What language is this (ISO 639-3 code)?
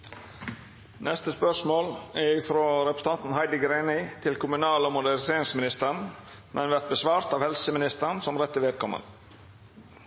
nno